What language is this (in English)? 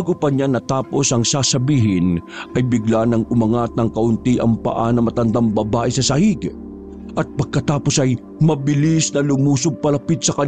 Filipino